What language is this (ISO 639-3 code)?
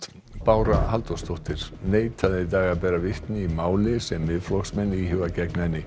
isl